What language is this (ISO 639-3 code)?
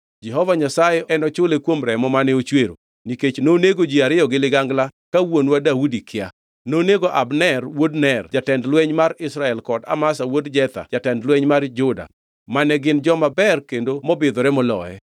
luo